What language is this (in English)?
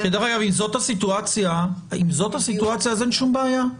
Hebrew